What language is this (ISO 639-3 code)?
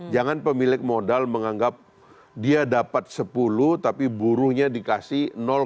ind